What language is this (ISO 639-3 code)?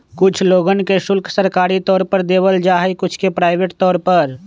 mag